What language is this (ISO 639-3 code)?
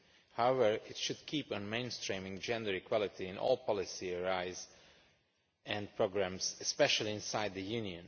eng